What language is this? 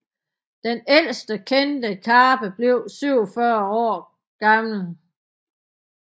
Danish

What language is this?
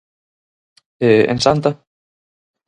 Galician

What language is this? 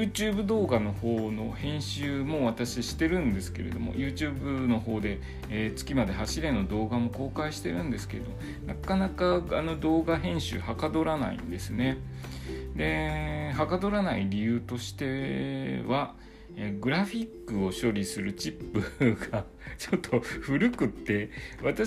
Japanese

